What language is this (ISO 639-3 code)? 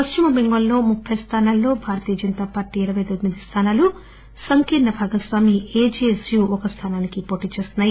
tel